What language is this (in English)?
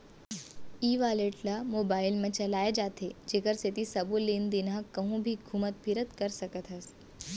Chhattisgarhi